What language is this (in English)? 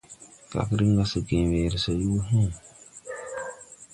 Tupuri